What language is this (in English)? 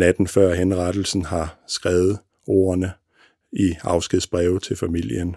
Danish